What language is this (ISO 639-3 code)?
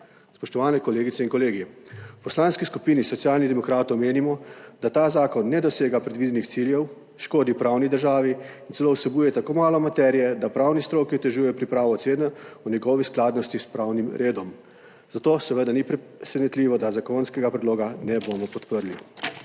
slv